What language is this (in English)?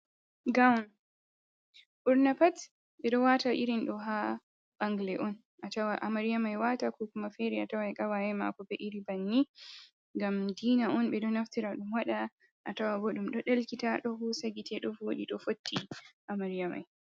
Fula